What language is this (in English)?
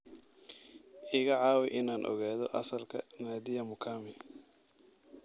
Somali